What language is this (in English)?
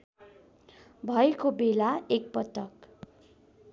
Nepali